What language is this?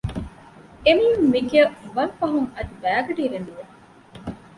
Divehi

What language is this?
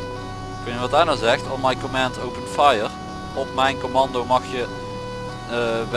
Dutch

